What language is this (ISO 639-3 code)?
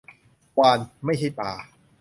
tha